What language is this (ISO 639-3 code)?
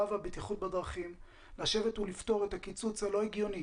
heb